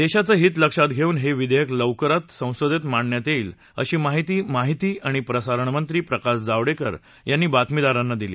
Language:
Marathi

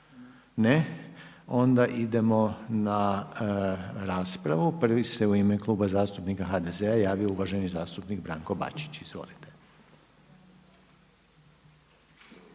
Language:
Croatian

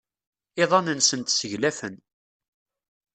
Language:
Kabyle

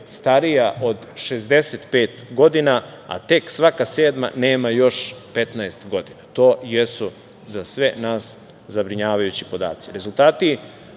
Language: Serbian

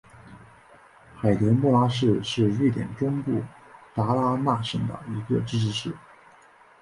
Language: Chinese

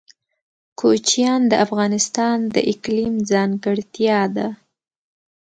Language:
Pashto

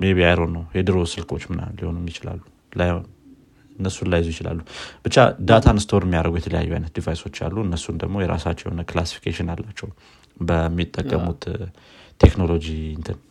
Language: Amharic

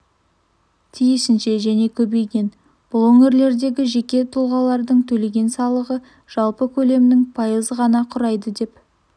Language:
Kazakh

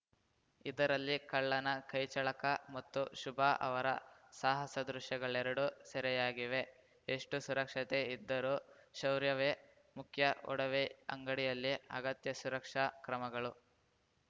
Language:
Kannada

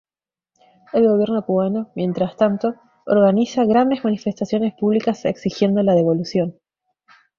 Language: Spanish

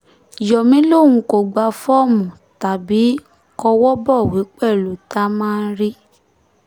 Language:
Yoruba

